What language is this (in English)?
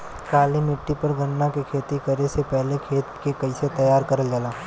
Bhojpuri